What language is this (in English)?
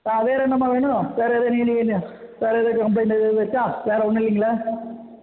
Tamil